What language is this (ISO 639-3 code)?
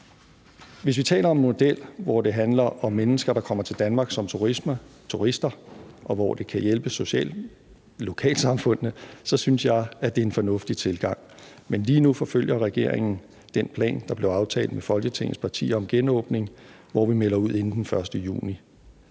dan